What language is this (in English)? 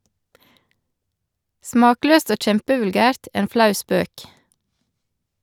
Norwegian